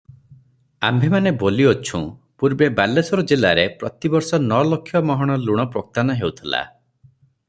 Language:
Odia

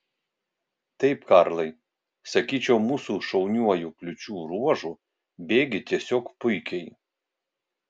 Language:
Lithuanian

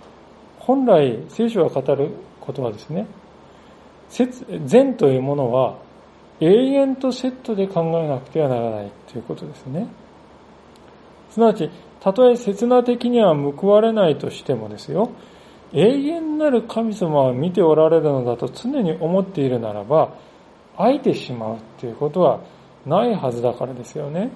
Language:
Japanese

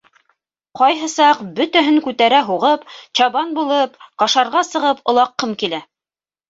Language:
Bashkir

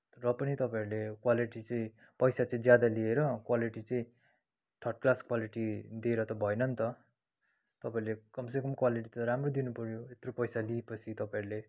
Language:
Nepali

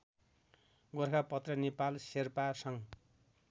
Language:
Nepali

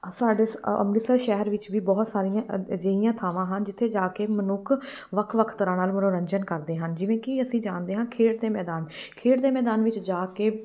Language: Punjabi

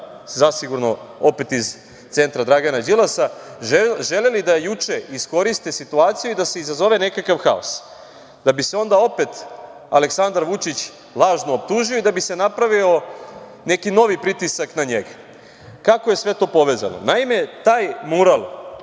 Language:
Serbian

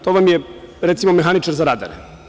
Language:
Serbian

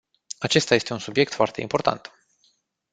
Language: Romanian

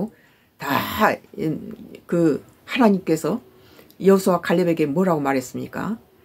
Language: Korean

